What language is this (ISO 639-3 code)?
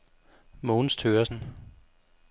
dan